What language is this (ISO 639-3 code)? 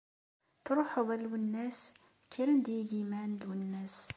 kab